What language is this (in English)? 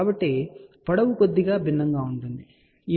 Telugu